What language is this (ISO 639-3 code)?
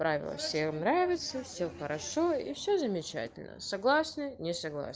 rus